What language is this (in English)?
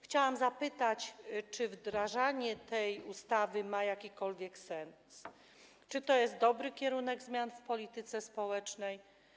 Polish